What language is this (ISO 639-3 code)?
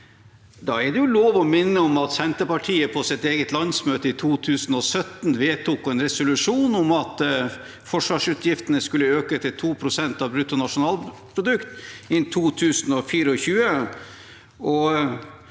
nor